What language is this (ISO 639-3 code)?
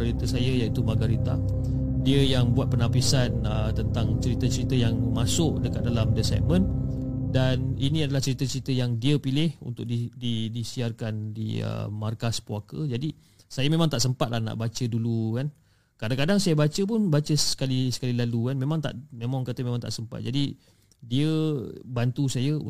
msa